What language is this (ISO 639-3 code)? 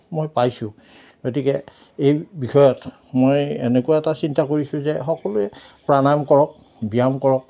asm